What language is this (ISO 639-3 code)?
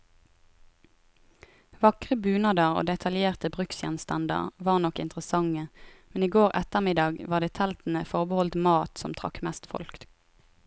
nor